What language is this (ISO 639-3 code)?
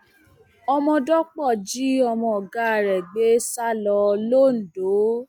yor